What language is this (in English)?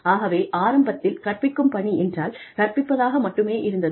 Tamil